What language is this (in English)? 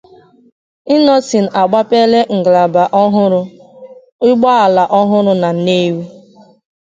Igbo